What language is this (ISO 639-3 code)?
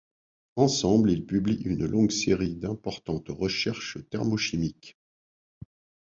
fra